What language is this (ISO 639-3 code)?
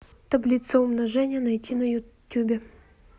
rus